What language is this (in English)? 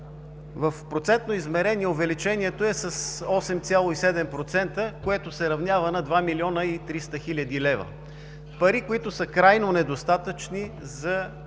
Bulgarian